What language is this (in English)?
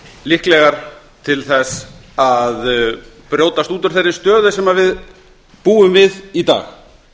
Icelandic